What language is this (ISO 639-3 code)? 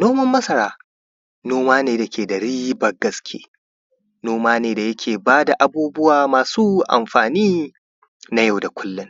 hau